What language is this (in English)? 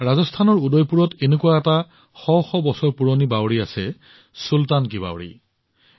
Assamese